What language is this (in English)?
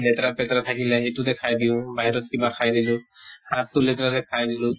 Assamese